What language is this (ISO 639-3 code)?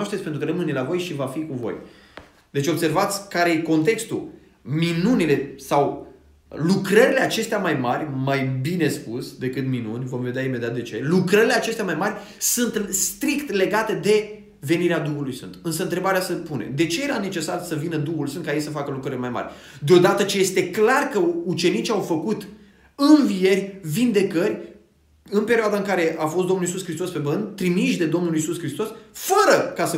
ron